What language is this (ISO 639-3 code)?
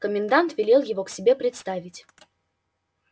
rus